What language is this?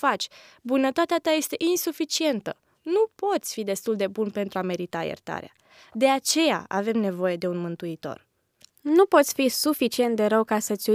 Romanian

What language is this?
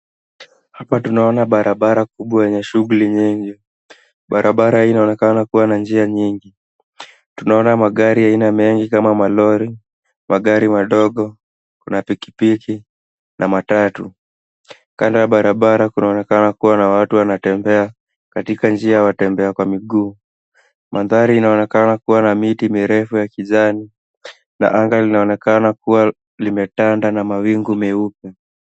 Swahili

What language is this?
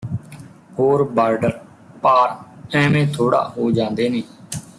Punjabi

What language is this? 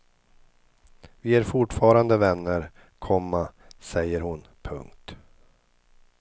Swedish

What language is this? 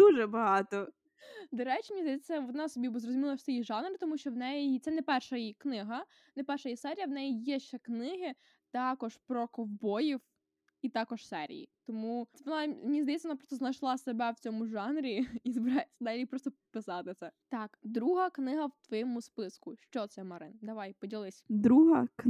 Ukrainian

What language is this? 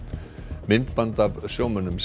Icelandic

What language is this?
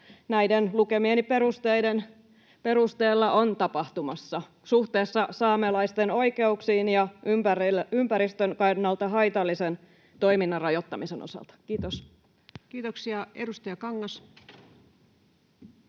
Finnish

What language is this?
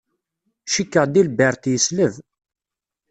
Kabyle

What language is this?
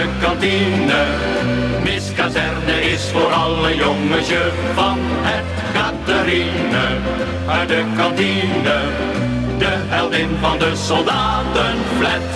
Dutch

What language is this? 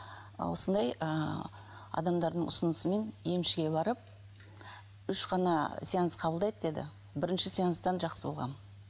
Kazakh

